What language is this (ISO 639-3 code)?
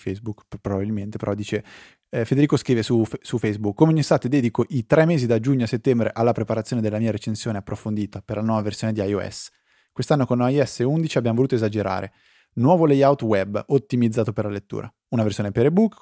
ita